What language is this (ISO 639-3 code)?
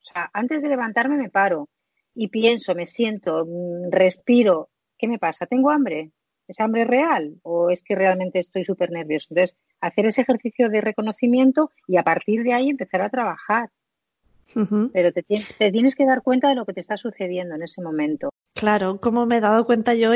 spa